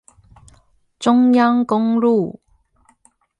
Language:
Chinese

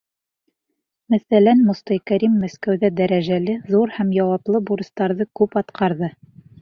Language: Bashkir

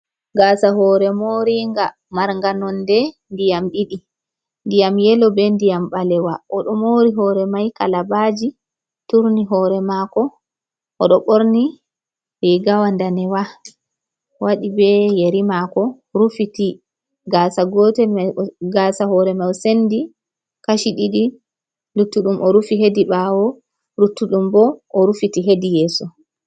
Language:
Fula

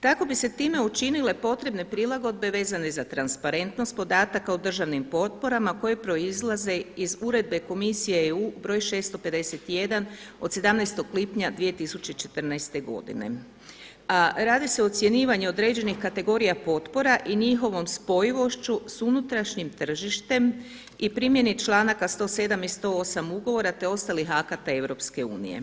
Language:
Croatian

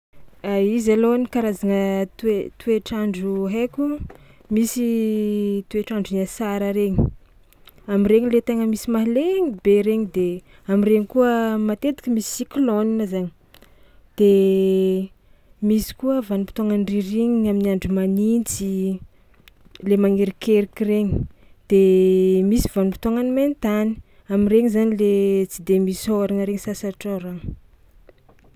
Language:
Tsimihety Malagasy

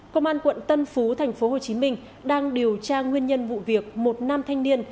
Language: Vietnamese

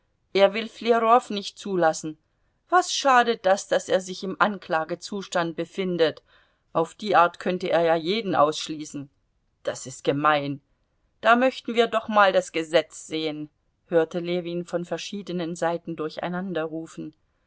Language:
German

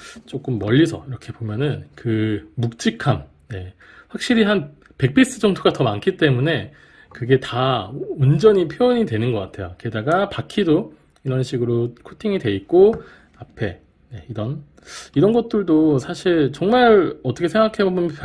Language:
Korean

